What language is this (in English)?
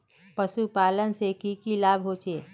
Magahi